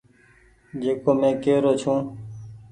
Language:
Goaria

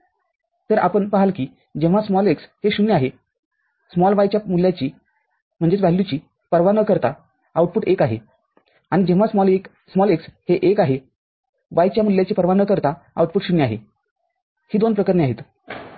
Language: Marathi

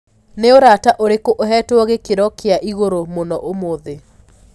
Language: Kikuyu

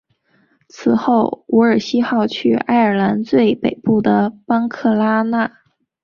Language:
Chinese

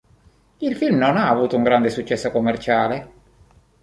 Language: Italian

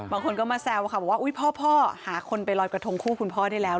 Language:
Thai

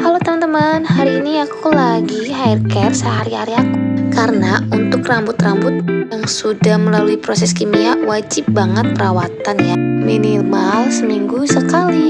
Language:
Indonesian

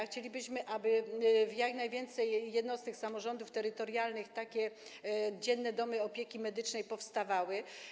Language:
Polish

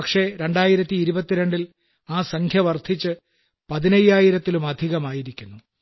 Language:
Malayalam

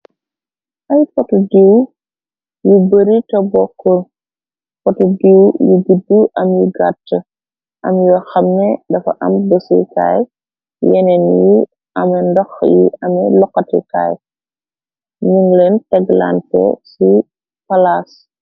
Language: Wolof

